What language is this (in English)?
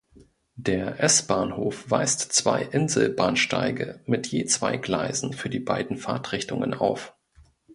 German